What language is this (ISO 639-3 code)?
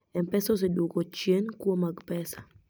luo